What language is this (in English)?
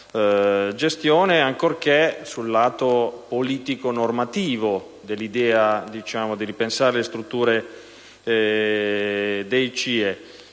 Italian